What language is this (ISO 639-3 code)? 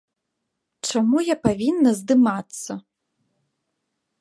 bel